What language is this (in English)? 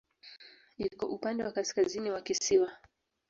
Swahili